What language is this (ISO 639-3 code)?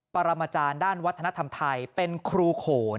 tha